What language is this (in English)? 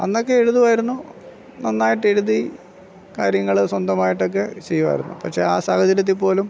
Malayalam